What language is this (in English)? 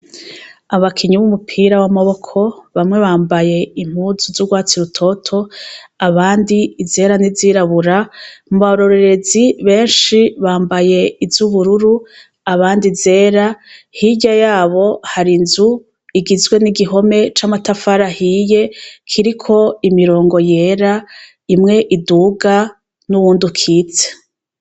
Rundi